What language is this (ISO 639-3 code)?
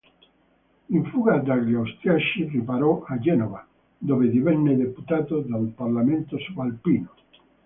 ita